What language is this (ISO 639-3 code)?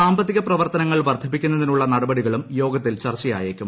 mal